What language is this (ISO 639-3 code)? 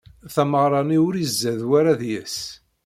kab